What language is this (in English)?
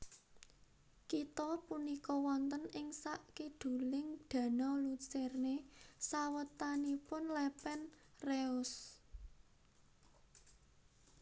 Javanese